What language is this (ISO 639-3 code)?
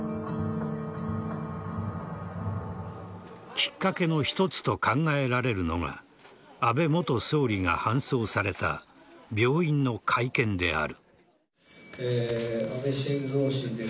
jpn